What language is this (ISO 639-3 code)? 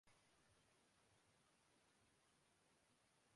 urd